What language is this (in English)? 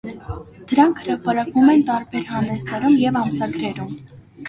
Armenian